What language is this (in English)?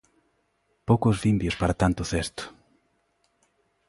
Galician